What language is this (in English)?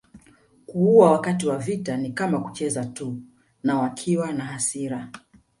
Swahili